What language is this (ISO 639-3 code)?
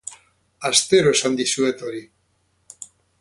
eus